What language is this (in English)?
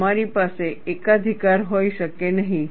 Gujarati